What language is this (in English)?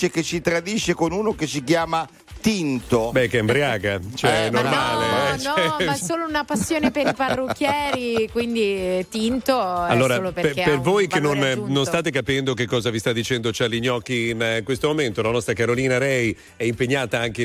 Italian